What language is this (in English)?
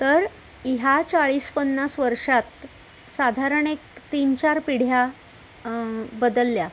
Marathi